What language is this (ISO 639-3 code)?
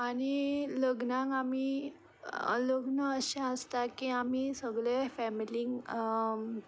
kok